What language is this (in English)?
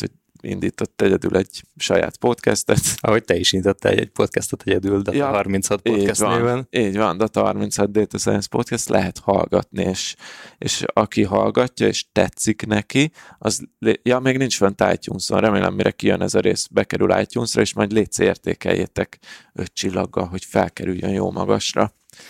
Hungarian